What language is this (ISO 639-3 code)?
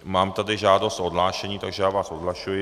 ces